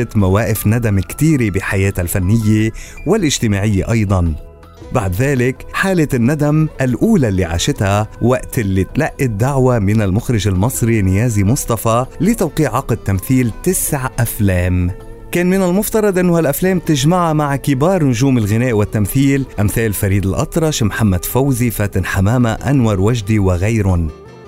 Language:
Arabic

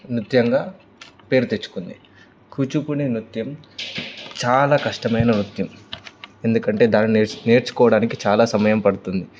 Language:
Telugu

